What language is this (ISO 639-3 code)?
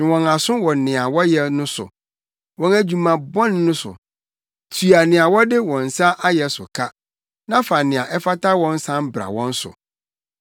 aka